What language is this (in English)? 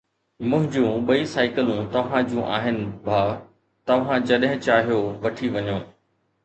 Sindhi